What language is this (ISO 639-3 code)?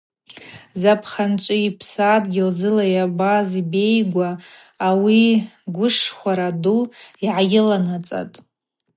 abq